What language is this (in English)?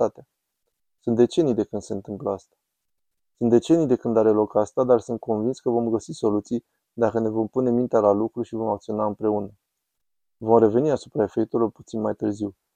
Romanian